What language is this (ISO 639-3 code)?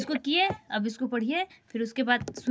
hne